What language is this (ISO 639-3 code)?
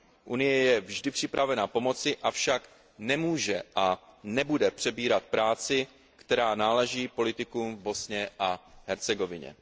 ces